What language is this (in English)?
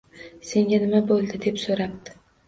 Uzbek